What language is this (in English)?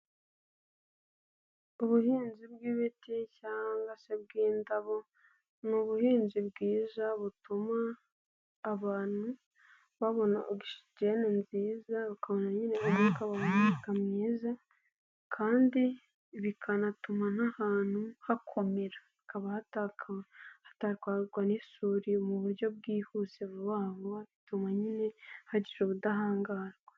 Kinyarwanda